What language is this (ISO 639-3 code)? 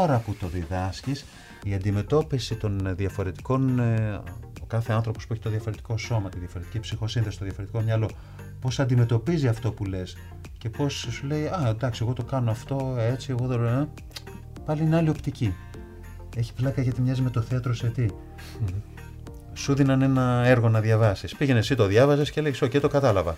ell